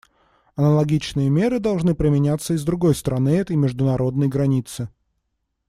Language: Russian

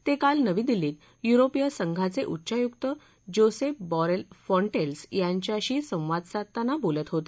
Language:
Marathi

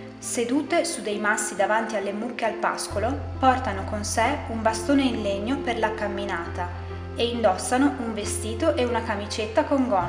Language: Italian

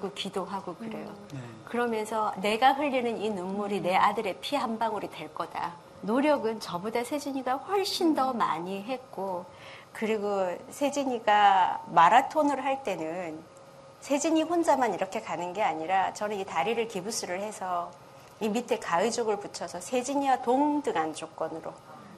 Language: Korean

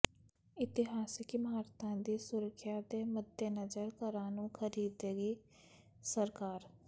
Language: Punjabi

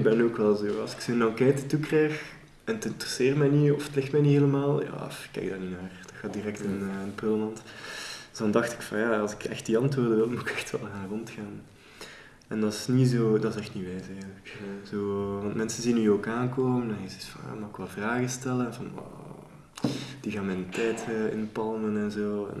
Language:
Dutch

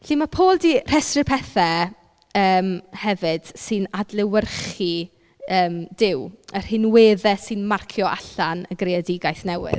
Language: Welsh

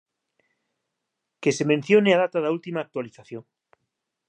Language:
Galician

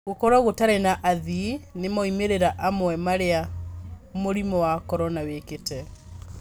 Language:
Kikuyu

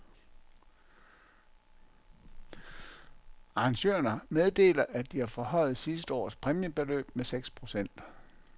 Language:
Danish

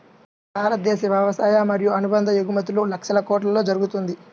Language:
Telugu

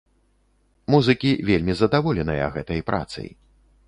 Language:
Belarusian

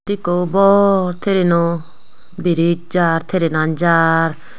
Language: Chakma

